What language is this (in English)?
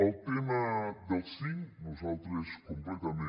Catalan